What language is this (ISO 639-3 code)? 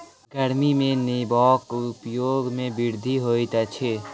mai